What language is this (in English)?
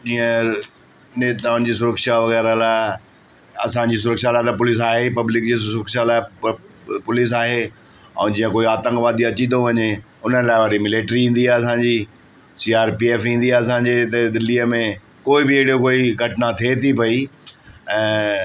Sindhi